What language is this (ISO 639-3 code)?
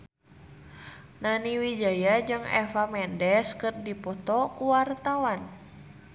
sun